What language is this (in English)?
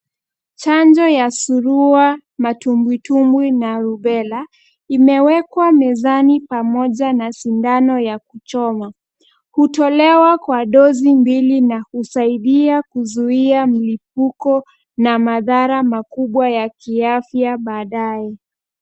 Swahili